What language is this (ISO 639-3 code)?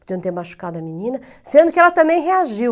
por